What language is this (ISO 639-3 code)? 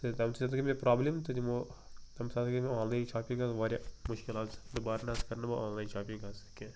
kas